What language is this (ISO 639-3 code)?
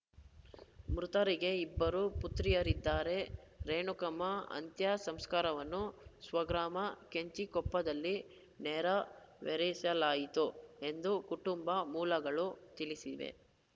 kan